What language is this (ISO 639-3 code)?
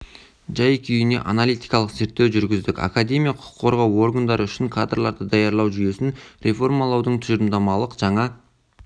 kaz